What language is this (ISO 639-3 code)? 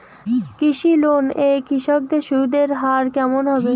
ben